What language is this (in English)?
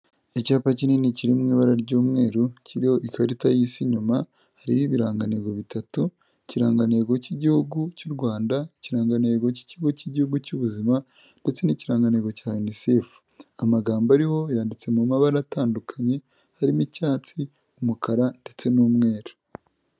Kinyarwanda